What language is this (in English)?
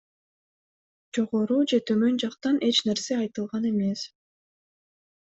Kyrgyz